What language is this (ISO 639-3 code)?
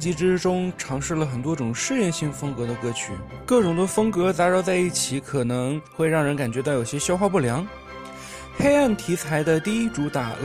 zho